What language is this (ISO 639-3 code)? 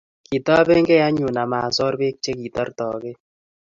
kln